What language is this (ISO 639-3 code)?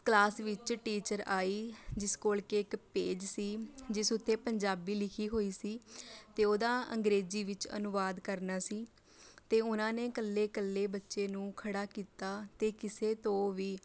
pan